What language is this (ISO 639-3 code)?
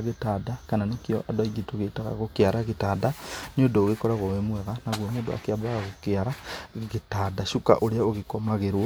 kik